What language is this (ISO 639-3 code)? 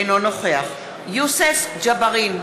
heb